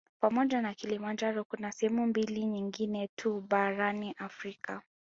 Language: Swahili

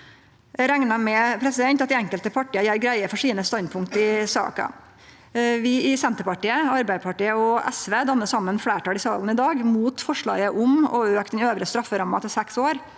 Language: Norwegian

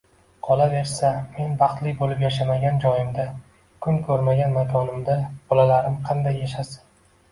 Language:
Uzbek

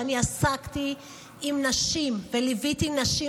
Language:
Hebrew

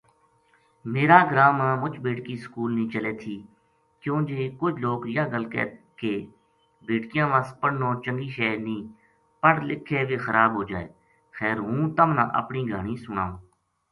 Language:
Gujari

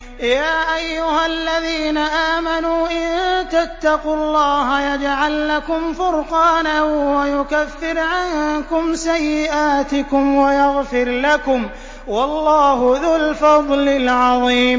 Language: Arabic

